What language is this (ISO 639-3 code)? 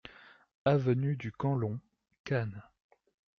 fra